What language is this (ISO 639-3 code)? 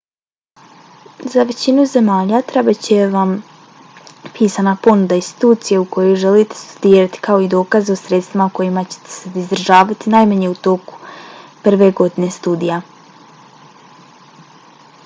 bos